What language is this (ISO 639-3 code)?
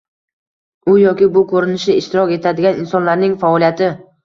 uzb